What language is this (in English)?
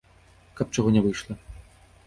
Belarusian